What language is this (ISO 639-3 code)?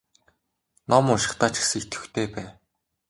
mon